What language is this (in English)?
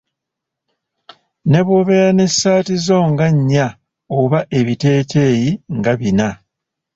Ganda